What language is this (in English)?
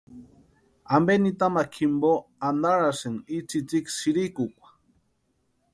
Western Highland Purepecha